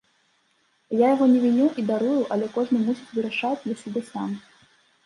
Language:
Belarusian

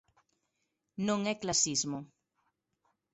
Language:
Galician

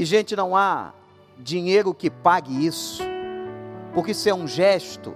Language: Portuguese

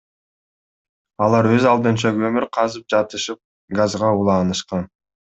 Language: Kyrgyz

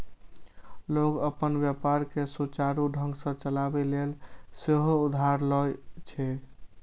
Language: Maithili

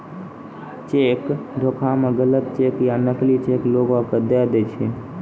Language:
Maithili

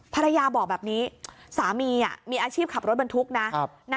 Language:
Thai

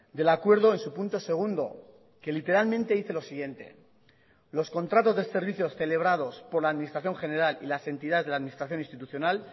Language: Spanish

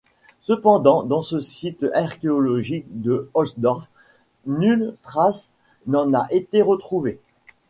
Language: French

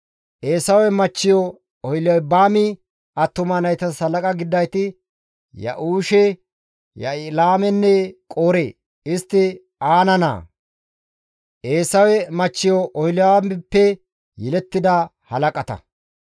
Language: Gamo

